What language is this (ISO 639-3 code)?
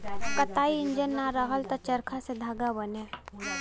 bho